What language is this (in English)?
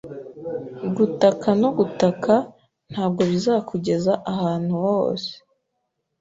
Kinyarwanda